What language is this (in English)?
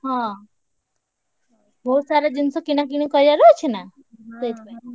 Odia